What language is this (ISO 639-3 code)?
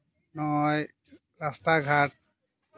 sat